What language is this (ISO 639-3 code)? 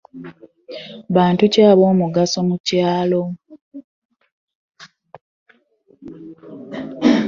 lug